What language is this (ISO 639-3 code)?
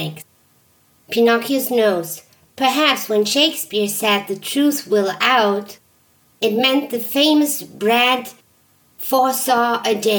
eng